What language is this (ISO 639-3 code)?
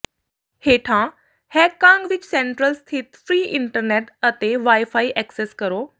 pan